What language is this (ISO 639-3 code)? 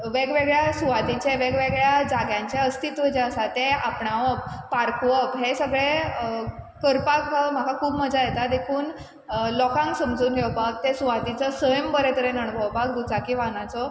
kok